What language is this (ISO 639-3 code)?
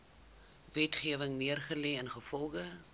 afr